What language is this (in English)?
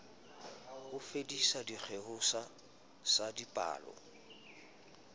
Southern Sotho